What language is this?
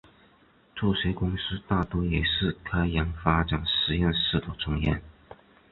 Chinese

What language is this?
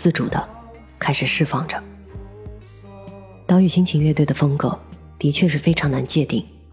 Chinese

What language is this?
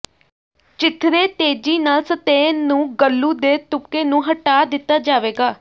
Punjabi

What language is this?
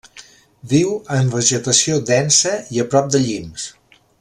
Catalan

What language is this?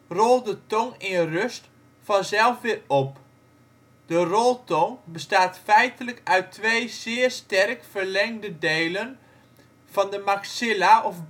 Dutch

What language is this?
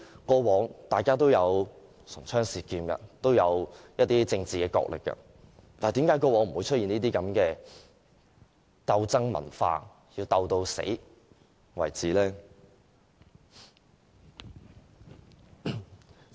Cantonese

